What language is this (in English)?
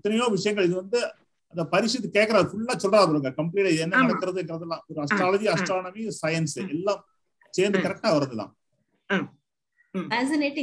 Tamil